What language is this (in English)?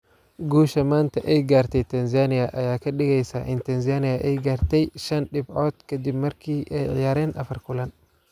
Somali